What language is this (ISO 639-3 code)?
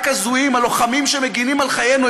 heb